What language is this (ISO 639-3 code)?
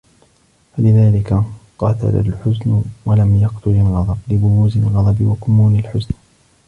ara